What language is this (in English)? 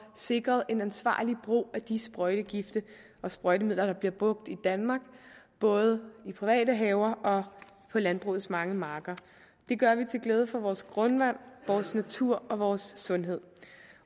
Danish